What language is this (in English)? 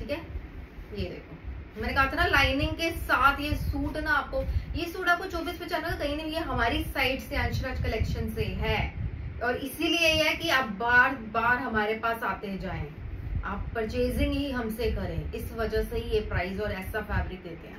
Hindi